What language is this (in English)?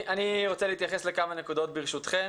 Hebrew